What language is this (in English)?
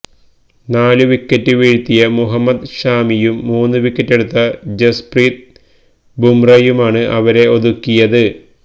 Malayalam